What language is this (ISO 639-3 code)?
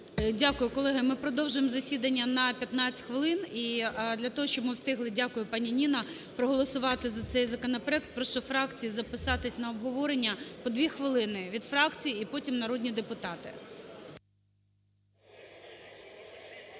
ukr